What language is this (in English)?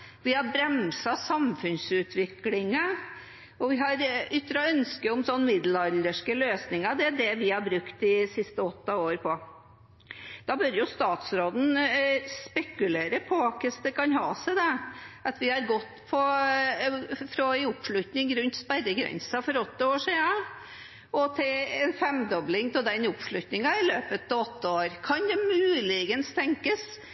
Norwegian Bokmål